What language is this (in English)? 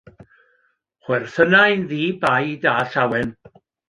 Welsh